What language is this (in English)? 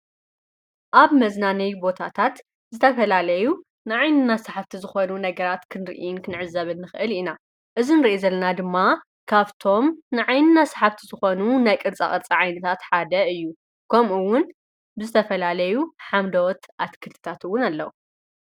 Tigrinya